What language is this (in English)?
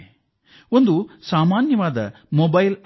Kannada